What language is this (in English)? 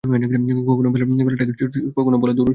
Bangla